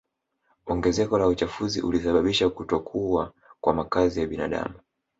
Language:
Swahili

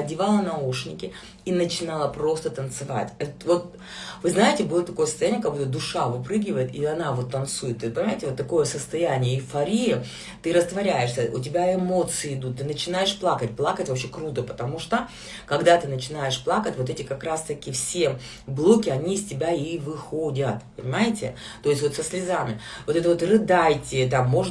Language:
Russian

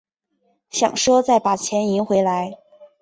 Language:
Chinese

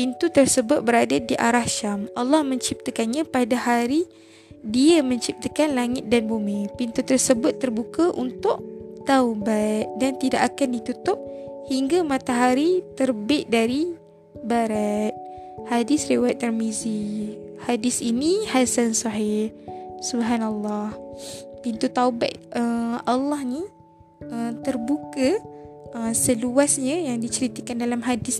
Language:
Malay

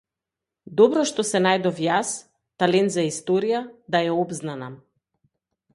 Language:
Macedonian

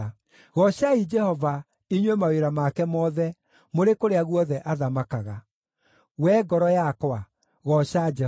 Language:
Kikuyu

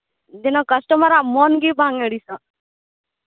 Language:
Santali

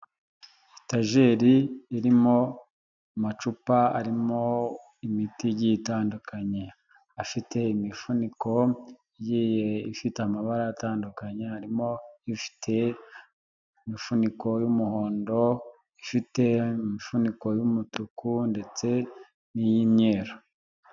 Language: Kinyarwanda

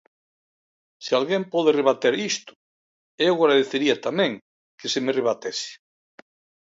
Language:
Galician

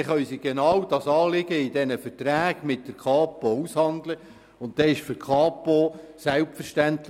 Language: Swiss German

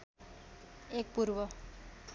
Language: Nepali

